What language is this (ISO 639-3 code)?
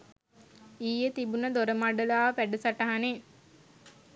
sin